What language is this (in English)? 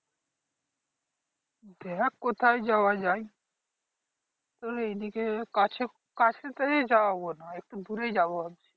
Bangla